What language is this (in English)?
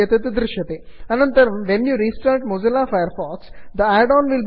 Sanskrit